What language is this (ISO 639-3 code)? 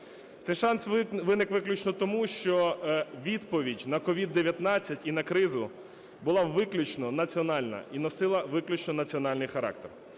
ukr